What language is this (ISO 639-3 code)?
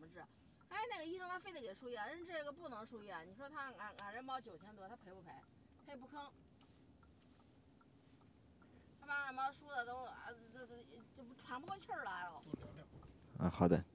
zho